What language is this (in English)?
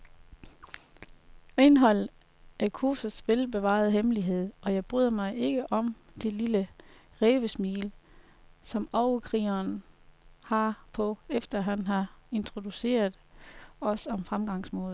Danish